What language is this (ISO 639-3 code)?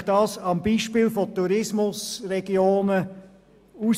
gsw